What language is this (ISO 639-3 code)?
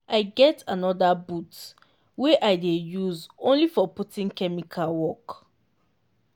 pcm